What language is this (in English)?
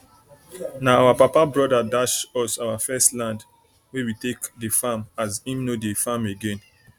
Nigerian Pidgin